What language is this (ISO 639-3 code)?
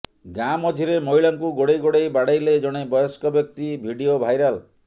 ori